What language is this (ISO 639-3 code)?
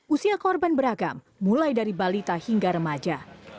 ind